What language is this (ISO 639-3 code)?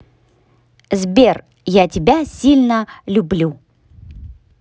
rus